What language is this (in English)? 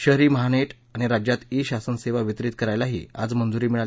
Marathi